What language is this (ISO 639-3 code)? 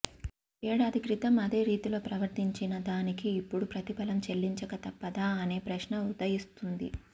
tel